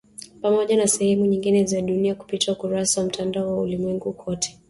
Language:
Swahili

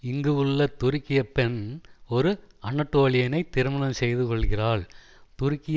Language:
Tamil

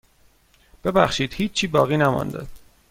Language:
Persian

